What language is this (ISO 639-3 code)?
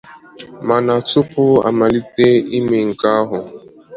ibo